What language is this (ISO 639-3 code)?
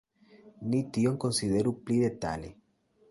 epo